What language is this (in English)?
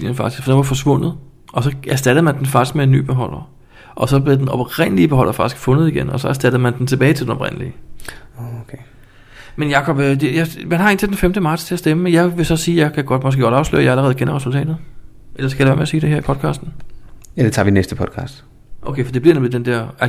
Danish